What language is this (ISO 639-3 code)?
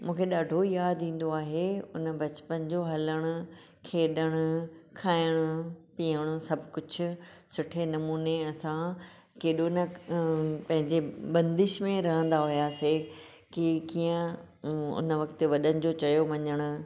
snd